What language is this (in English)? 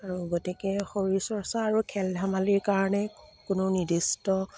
Assamese